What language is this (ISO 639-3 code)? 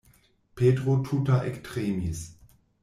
epo